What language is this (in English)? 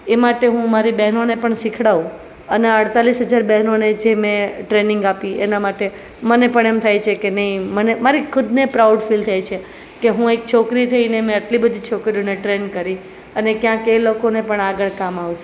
Gujarati